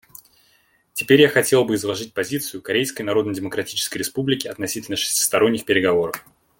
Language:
Russian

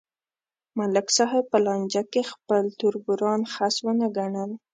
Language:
Pashto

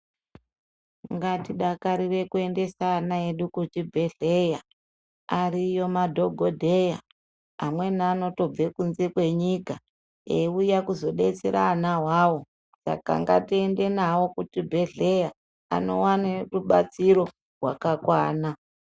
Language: Ndau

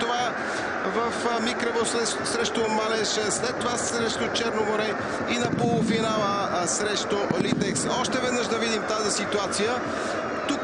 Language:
Bulgarian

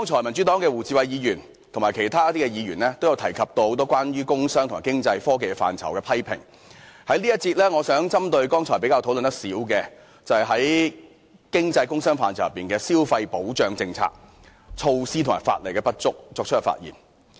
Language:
Cantonese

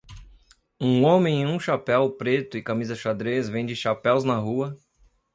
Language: Portuguese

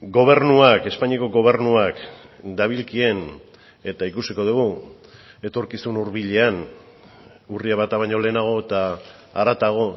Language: Basque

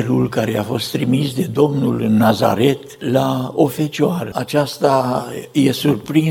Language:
Romanian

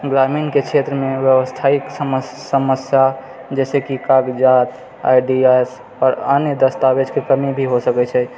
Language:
Maithili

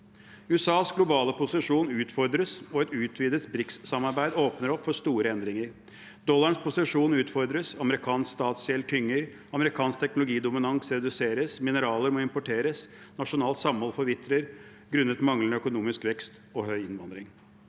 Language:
Norwegian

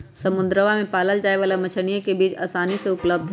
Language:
Magahi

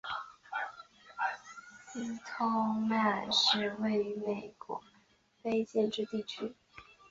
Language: Chinese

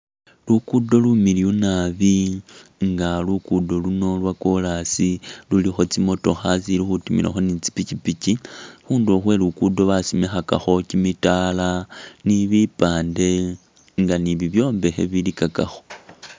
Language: Masaaba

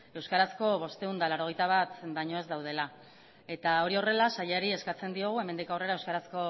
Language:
Basque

